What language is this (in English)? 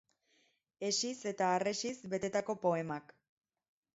Basque